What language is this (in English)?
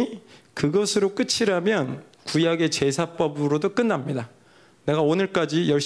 Korean